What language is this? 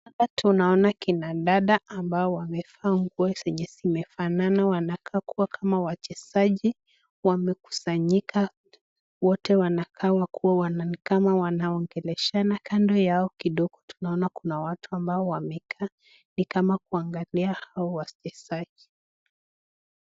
Swahili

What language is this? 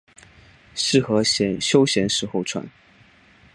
Chinese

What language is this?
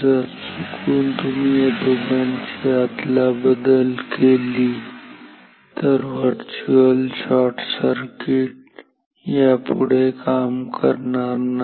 Marathi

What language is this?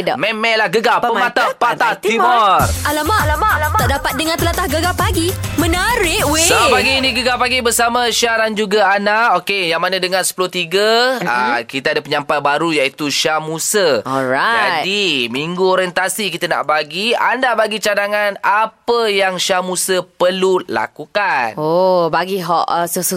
Malay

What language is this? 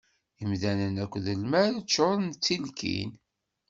Kabyle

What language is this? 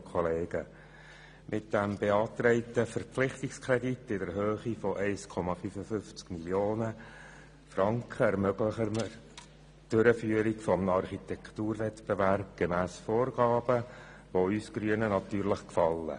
Swiss German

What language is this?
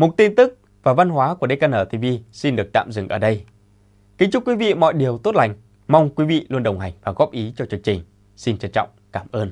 Vietnamese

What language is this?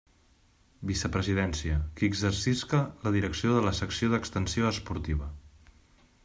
Catalan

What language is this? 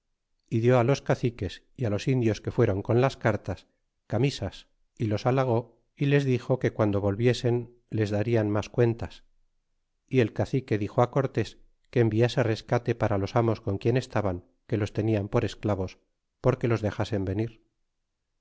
Spanish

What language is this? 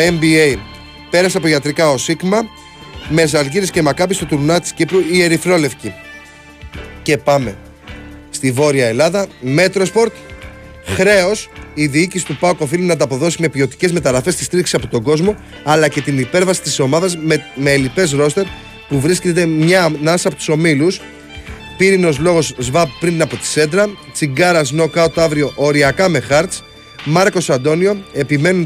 Greek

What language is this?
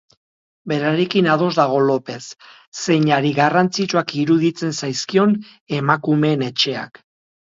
Basque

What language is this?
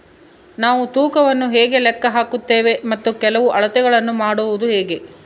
Kannada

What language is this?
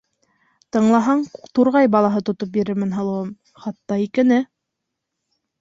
Bashkir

